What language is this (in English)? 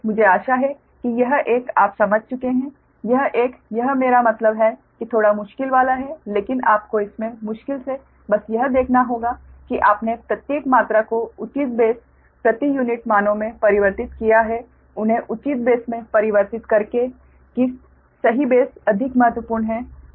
Hindi